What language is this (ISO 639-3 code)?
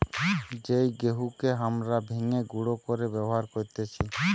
ben